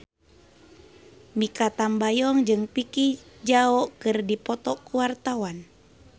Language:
Sundanese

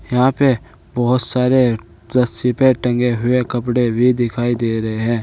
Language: Hindi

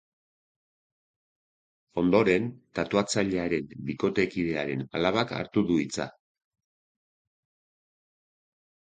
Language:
Basque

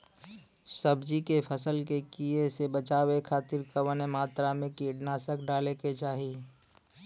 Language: Bhojpuri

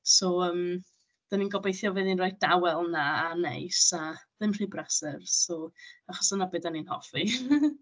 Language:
Welsh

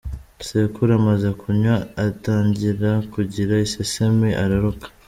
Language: Kinyarwanda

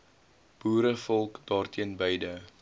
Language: Afrikaans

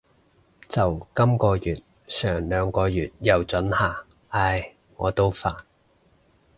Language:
Cantonese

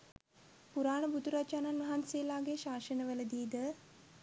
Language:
Sinhala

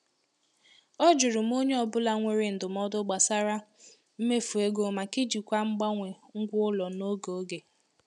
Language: Igbo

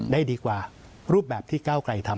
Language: Thai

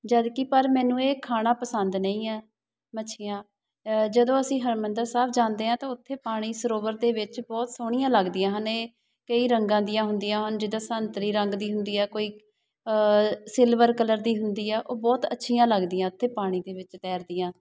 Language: Punjabi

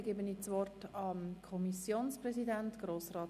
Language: Swiss German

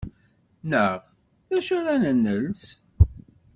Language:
Kabyle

